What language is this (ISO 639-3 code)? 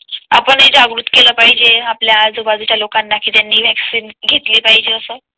mar